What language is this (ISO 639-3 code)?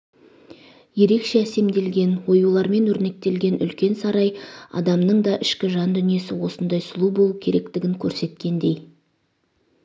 kaz